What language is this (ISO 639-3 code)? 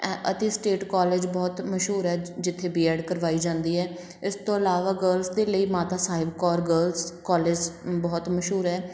pan